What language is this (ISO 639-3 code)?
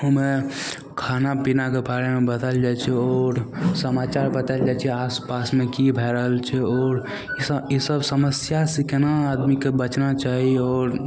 mai